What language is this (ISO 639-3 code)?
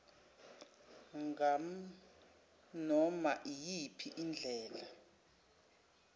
zul